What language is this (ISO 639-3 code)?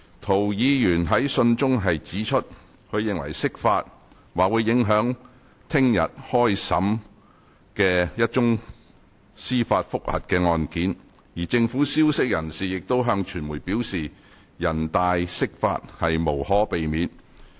yue